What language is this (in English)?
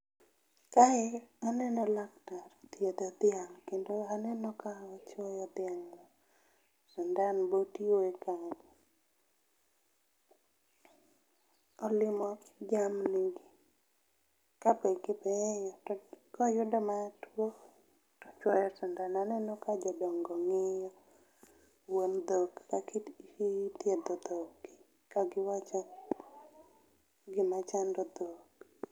Luo (Kenya and Tanzania)